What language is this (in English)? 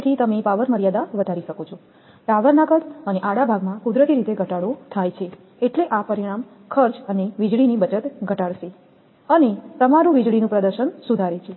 Gujarati